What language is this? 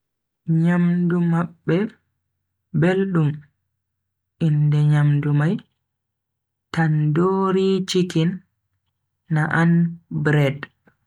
Bagirmi Fulfulde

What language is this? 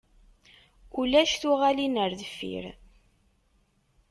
Kabyle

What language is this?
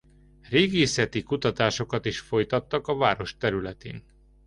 Hungarian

